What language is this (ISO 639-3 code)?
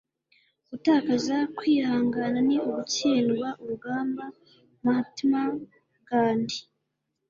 kin